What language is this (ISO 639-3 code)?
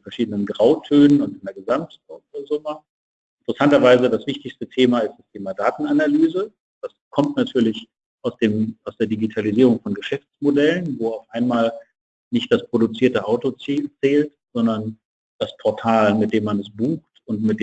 deu